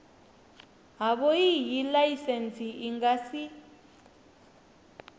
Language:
Venda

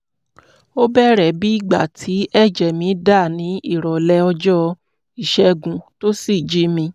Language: Yoruba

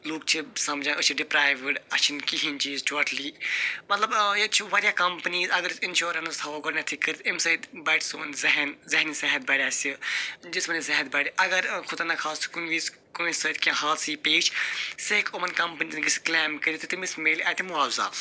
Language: Kashmiri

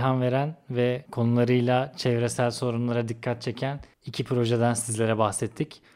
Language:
Turkish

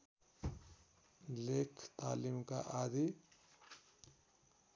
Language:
Nepali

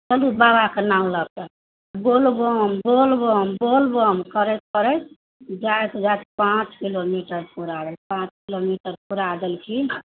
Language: Maithili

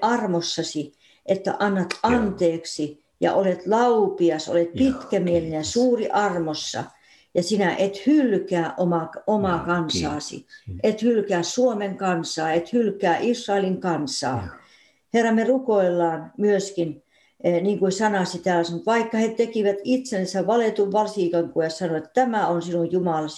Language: Finnish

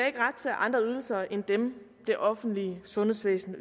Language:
Danish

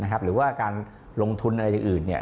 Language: Thai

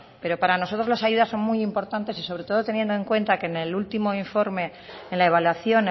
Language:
Spanish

